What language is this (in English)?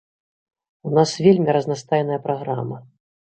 Belarusian